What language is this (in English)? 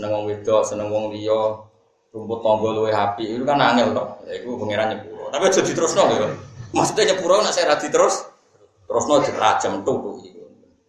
Indonesian